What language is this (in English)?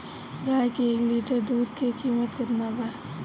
Bhojpuri